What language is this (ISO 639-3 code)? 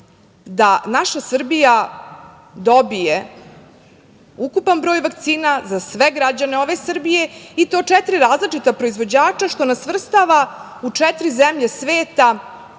srp